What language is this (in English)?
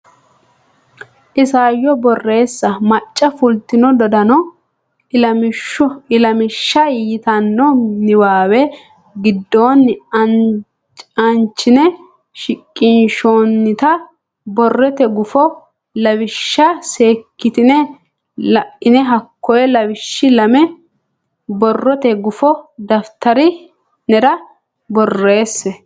Sidamo